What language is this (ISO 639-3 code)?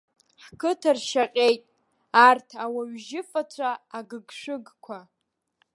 abk